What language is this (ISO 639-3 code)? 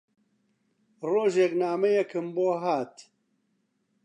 ckb